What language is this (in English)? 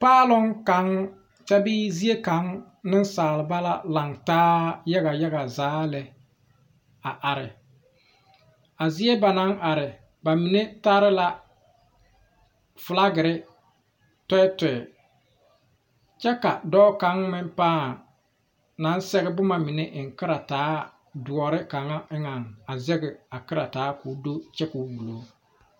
Southern Dagaare